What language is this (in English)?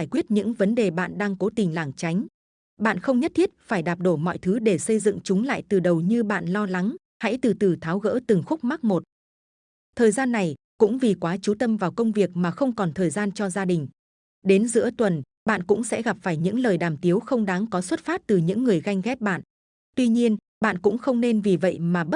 Vietnamese